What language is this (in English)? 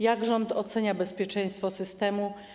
Polish